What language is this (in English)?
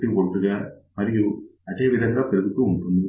Telugu